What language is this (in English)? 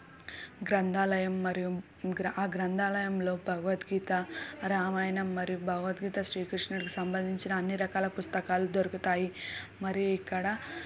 Telugu